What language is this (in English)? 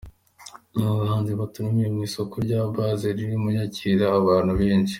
Kinyarwanda